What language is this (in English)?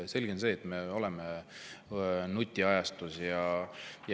Estonian